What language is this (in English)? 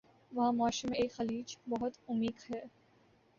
Urdu